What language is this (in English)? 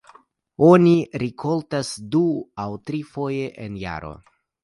Esperanto